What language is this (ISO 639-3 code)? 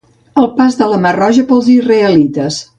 cat